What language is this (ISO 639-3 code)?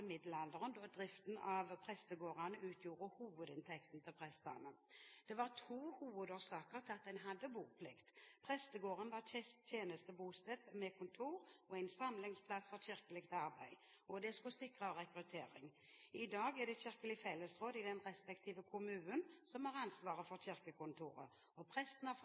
nob